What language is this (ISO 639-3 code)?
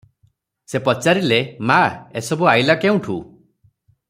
ori